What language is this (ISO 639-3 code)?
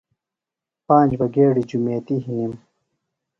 phl